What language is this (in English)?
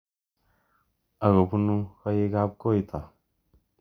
Kalenjin